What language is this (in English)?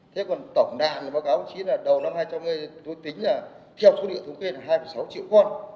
Vietnamese